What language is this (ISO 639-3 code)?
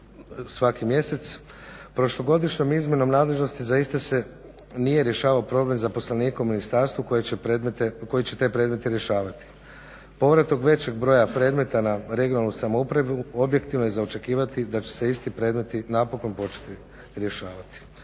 hrv